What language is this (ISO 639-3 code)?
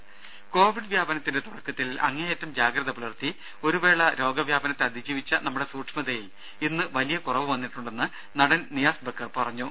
mal